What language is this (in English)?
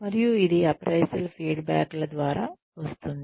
Telugu